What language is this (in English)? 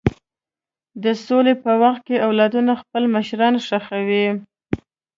Pashto